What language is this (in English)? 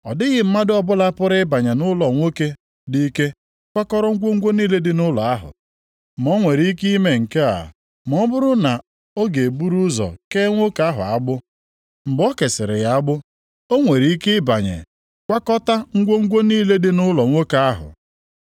Igbo